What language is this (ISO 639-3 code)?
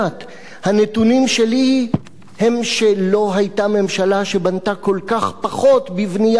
heb